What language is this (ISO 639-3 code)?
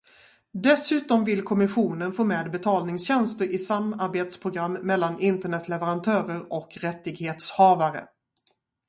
swe